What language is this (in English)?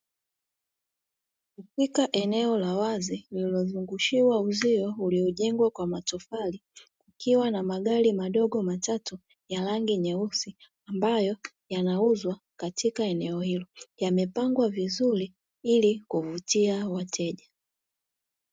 Swahili